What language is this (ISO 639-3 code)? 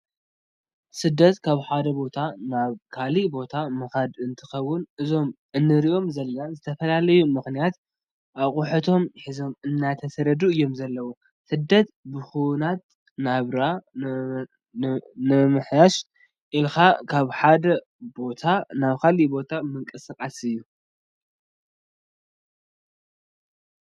tir